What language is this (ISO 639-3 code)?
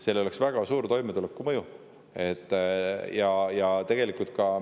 est